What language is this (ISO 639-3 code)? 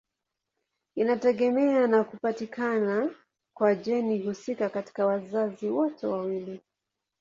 swa